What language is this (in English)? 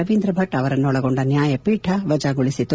Kannada